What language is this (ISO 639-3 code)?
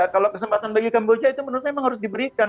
ind